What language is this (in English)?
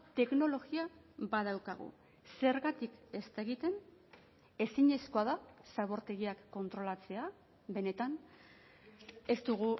Basque